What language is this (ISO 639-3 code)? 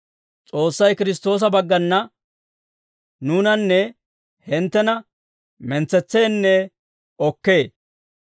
dwr